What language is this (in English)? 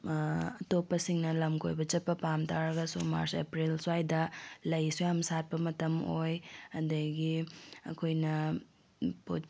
Manipuri